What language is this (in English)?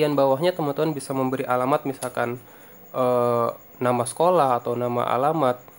Indonesian